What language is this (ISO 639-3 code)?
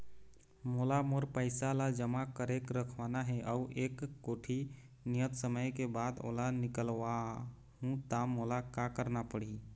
hne